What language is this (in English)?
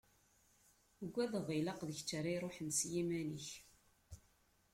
Kabyle